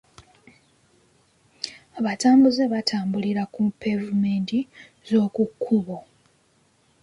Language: Ganda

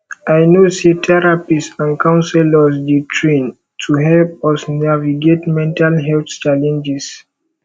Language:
Nigerian Pidgin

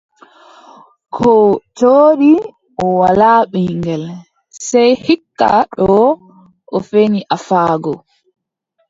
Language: Adamawa Fulfulde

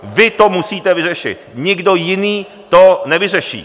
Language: Czech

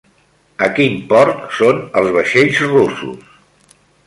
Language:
Catalan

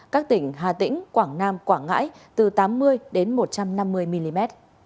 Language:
Vietnamese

